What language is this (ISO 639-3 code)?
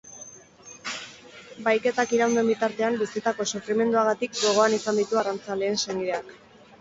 eus